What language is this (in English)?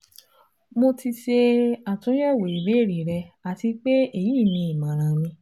Yoruba